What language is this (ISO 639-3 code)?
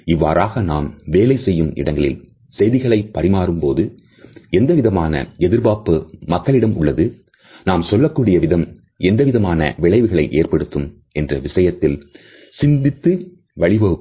tam